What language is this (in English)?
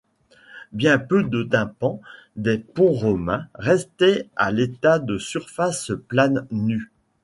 French